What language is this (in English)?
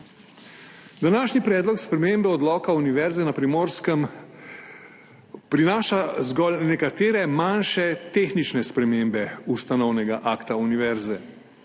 Slovenian